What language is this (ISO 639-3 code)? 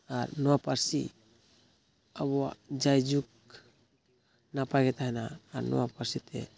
sat